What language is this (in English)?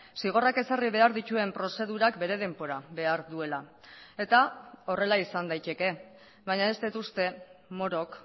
Basque